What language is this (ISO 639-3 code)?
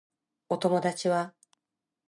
jpn